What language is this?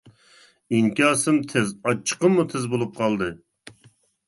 Uyghur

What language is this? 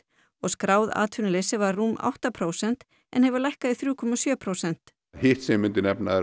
Icelandic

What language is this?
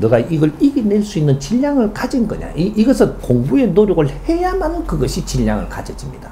Korean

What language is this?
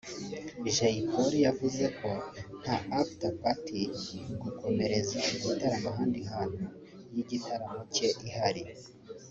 Kinyarwanda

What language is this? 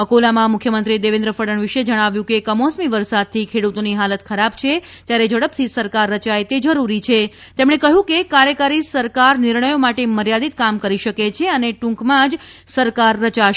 Gujarati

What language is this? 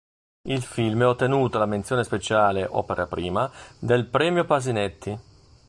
Italian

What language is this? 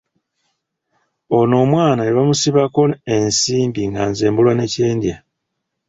Ganda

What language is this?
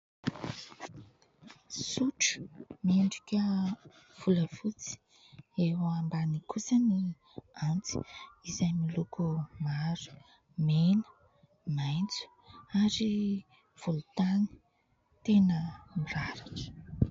Malagasy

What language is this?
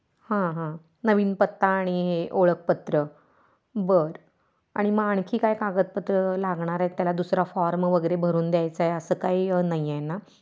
Marathi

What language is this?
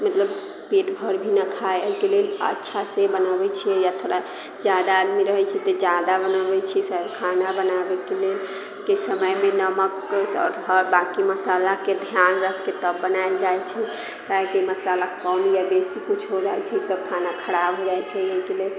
Maithili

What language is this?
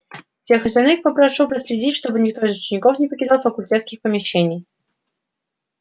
Russian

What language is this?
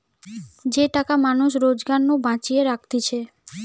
Bangla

